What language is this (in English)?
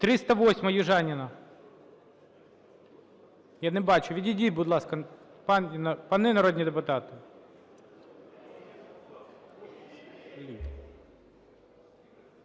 Ukrainian